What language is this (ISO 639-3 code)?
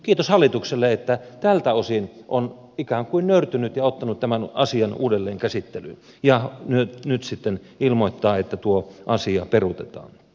fin